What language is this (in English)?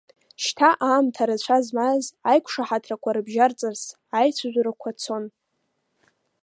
Abkhazian